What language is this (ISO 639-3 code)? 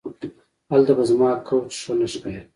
pus